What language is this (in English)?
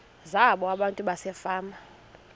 Xhosa